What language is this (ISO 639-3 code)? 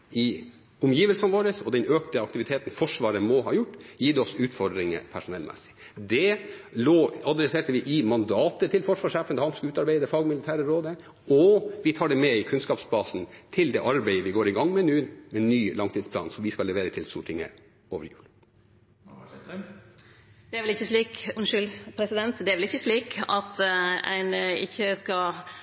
nor